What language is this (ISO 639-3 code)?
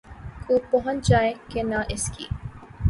urd